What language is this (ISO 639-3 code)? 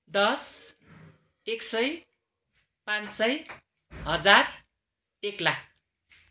nep